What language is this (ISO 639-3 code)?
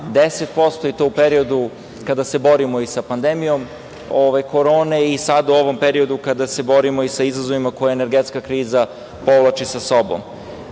srp